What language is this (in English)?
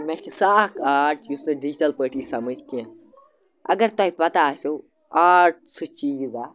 Kashmiri